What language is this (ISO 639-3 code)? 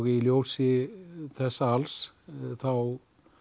isl